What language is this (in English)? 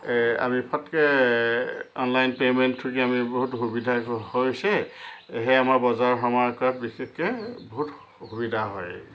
Assamese